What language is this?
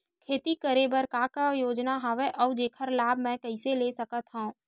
Chhattisgarhi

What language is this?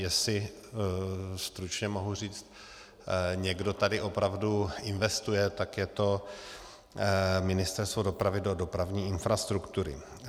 Czech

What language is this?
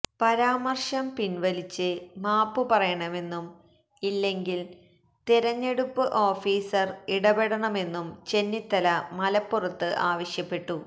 Malayalam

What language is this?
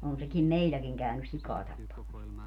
Finnish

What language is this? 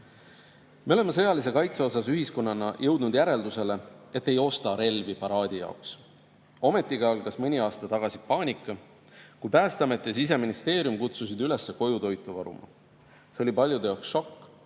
Estonian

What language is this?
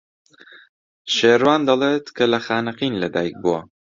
Central Kurdish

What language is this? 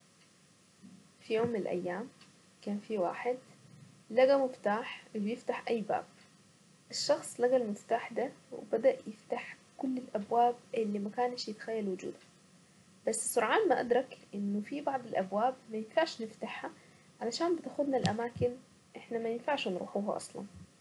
Saidi Arabic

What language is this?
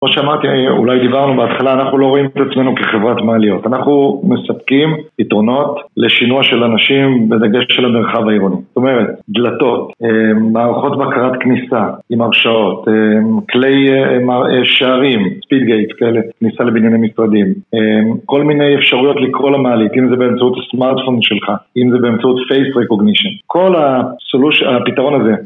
Hebrew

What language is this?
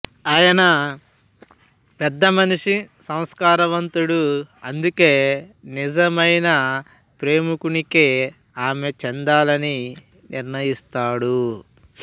Telugu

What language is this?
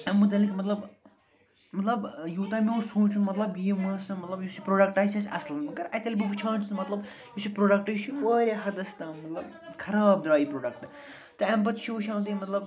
Kashmiri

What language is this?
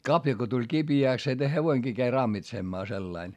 Finnish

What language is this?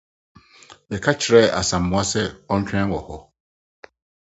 Akan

